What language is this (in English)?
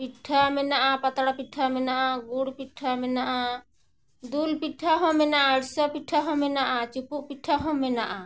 Santali